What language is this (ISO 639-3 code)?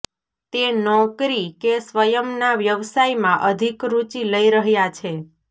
guj